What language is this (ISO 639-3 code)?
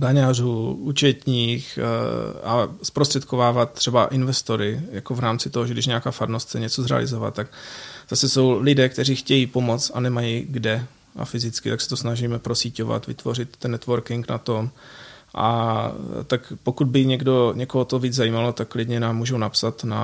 ces